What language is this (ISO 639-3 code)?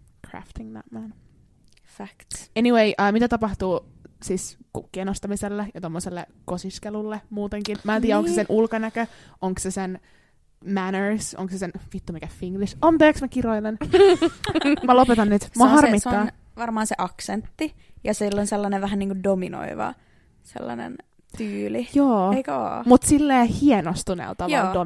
fin